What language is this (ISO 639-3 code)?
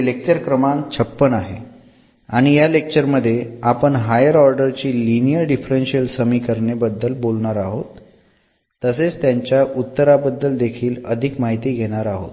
mar